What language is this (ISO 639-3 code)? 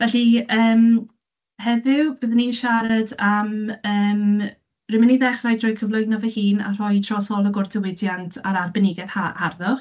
cym